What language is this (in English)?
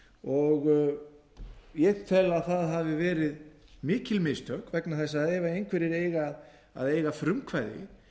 Icelandic